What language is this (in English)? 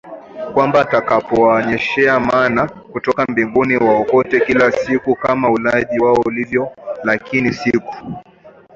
Swahili